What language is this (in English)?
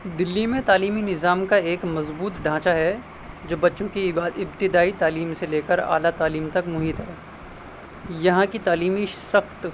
Urdu